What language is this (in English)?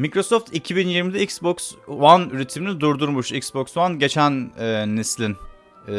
Turkish